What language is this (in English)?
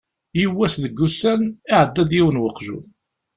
Kabyle